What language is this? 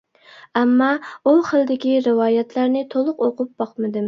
Uyghur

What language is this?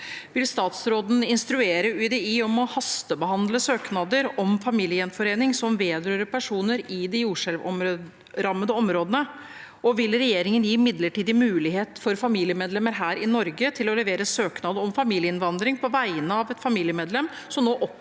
Norwegian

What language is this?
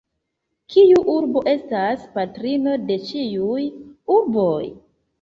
Esperanto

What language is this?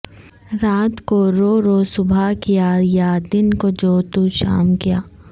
Urdu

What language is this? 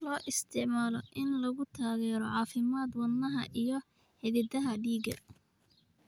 Somali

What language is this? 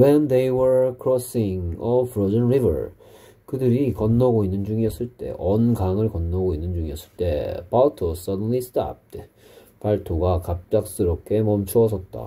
Korean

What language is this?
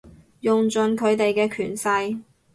Cantonese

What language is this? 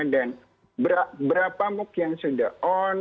Indonesian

